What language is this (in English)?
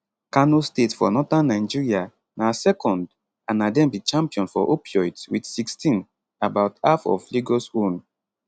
Nigerian Pidgin